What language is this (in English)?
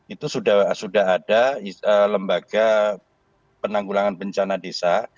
Indonesian